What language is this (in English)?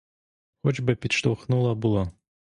Ukrainian